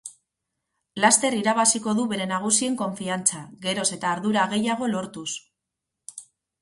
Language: Basque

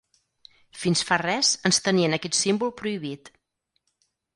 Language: Catalan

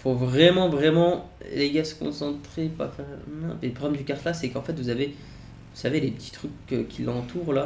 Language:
French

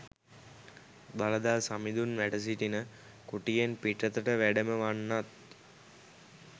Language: Sinhala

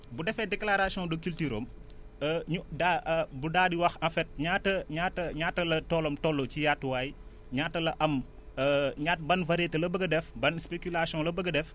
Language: Wolof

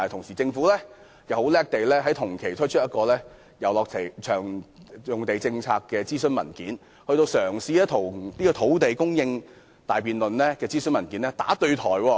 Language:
Cantonese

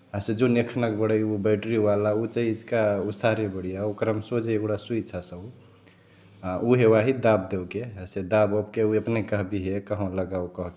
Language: Chitwania Tharu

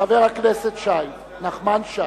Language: Hebrew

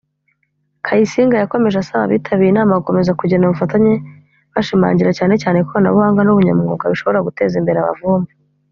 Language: Kinyarwanda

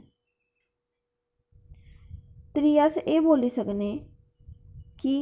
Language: Dogri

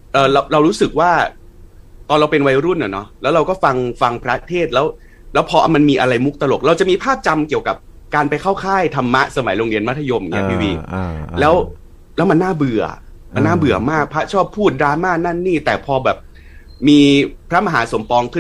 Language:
Thai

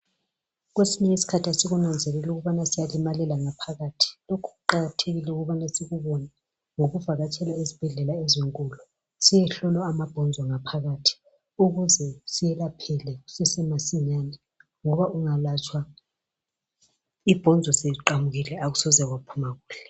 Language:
North Ndebele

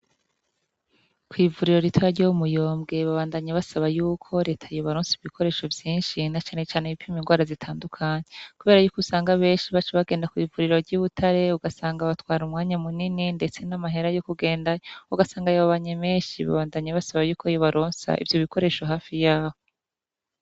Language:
Rundi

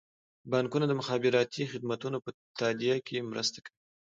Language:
Pashto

